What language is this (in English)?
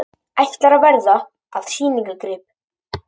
Icelandic